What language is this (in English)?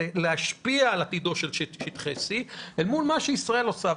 Hebrew